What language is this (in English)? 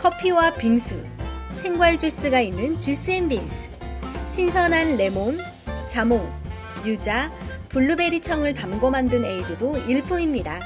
Korean